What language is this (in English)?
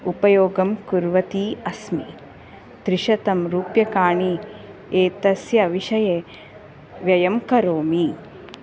Sanskrit